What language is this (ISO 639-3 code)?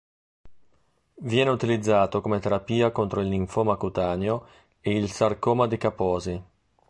ita